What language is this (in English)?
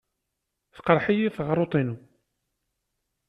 Kabyle